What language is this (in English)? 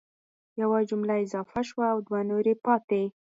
Pashto